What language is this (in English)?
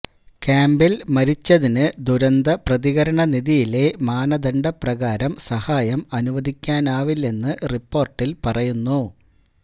Malayalam